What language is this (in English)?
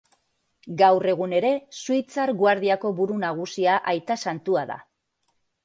Basque